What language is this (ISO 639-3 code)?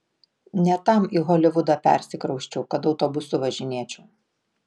lit